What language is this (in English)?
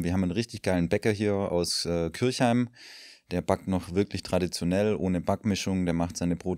German